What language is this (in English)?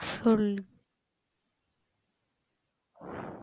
Tamil